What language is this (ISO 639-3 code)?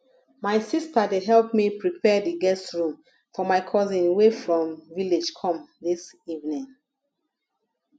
pcm